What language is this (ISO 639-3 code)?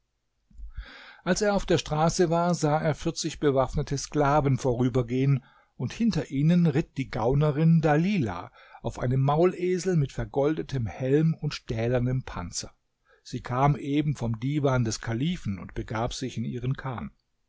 deu